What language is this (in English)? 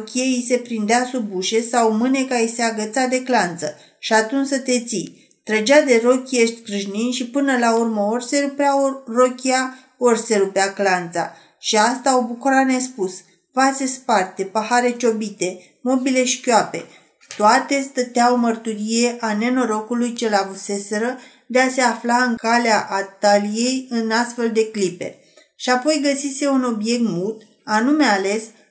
Romanian